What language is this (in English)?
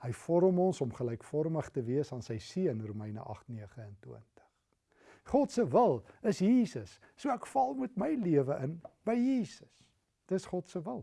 Dutch